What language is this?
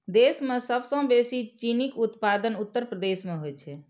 Maithili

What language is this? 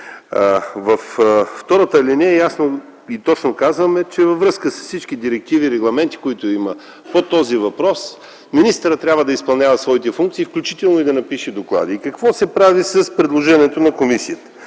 Bulgarian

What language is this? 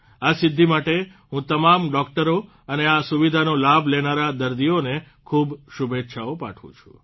Gujarati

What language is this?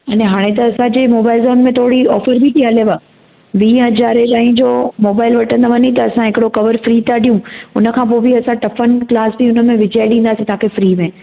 Sindhi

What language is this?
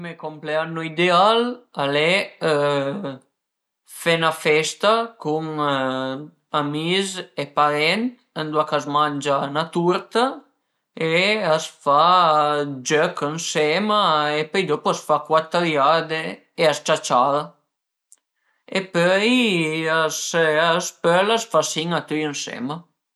Piedmontese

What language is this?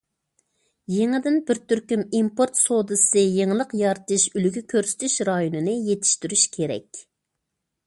Uyghur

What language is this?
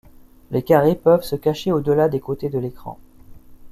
French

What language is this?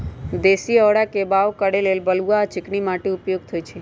Magahi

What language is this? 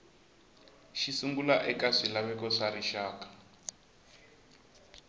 Tsonga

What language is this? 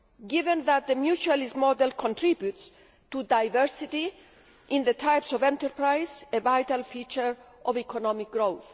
English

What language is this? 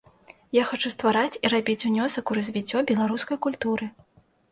Belarusian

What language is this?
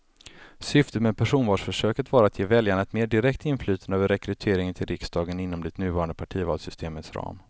Swedish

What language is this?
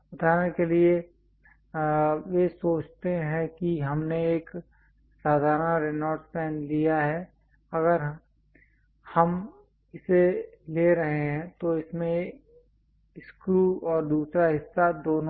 Hindi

